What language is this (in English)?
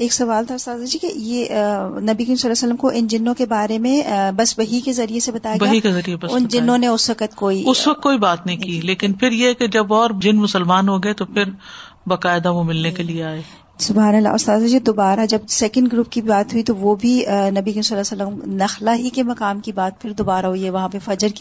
Urdu